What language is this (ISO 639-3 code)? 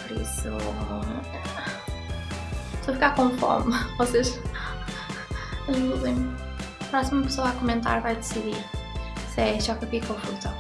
por